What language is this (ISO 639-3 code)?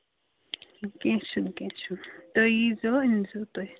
kas